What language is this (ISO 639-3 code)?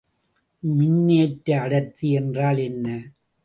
tam